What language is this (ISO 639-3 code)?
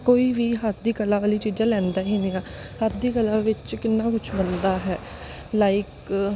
pan